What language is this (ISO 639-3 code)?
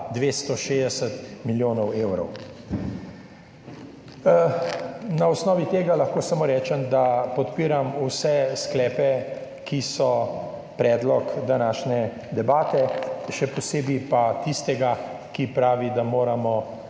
slv